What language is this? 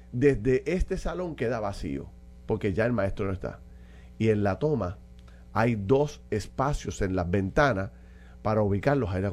Spanish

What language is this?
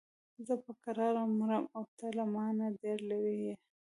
Pashto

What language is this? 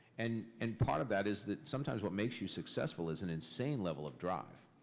English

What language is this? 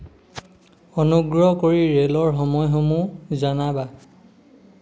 Assamese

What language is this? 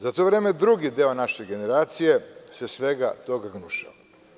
Serbian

